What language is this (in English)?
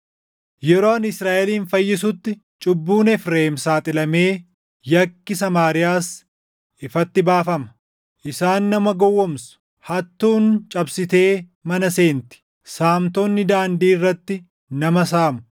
Oromo